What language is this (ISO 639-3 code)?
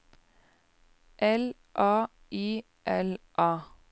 nor